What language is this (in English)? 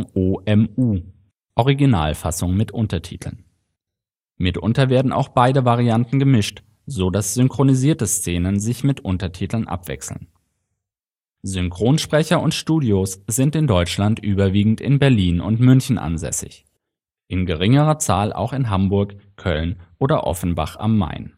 German